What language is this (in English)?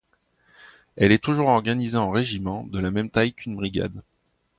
French